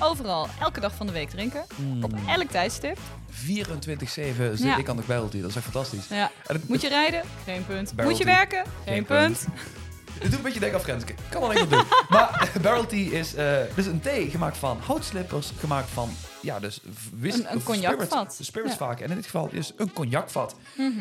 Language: Dutch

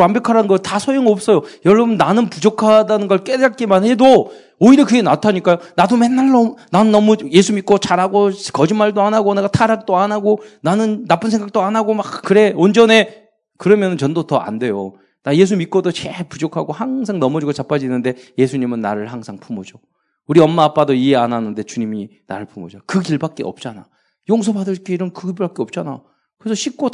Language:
Korean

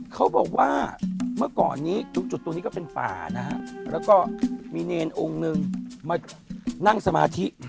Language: Thai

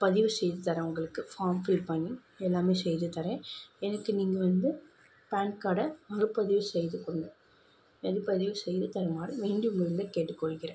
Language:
Tamil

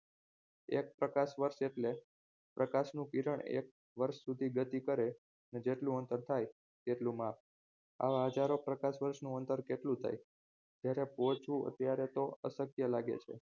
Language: Gujarati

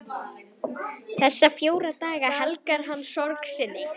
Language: Icelandic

